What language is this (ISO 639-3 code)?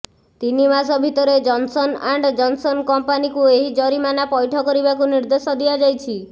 ori